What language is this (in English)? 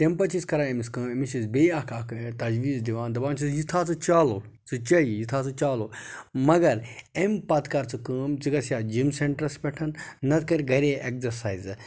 Kashmiri